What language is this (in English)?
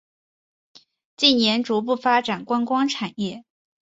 Chinese